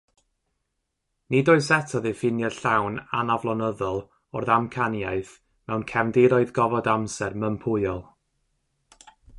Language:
Welsh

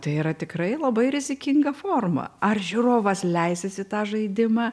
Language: Lithuanian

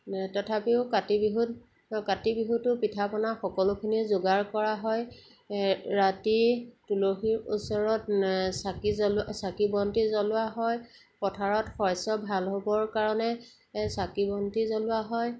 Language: Assamese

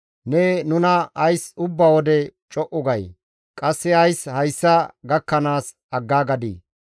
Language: Gamo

